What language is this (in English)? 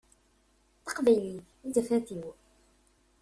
Kabyle